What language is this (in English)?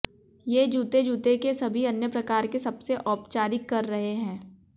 Hindi